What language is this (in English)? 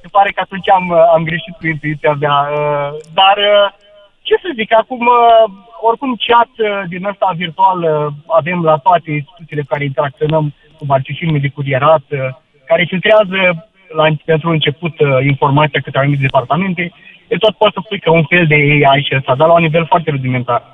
Romanian